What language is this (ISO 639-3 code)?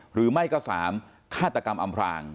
tha